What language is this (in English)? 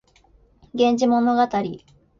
Japanese